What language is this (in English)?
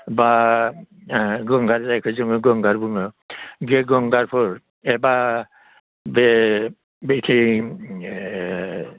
Bodo